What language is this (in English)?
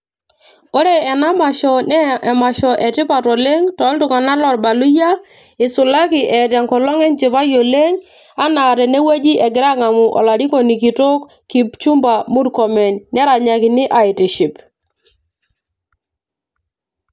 Masai